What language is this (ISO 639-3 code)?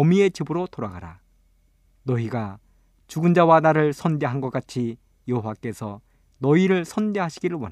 kor